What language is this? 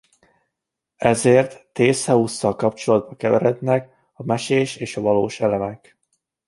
Hungarian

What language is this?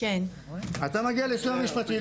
Hebrew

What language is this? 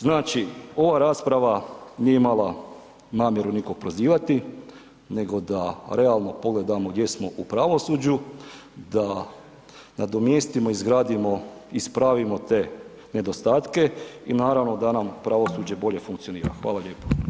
Croatian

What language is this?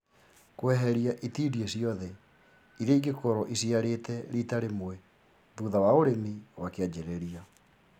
Kikuyu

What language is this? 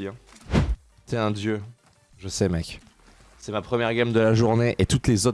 French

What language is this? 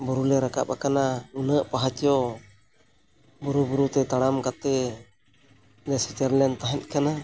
Santali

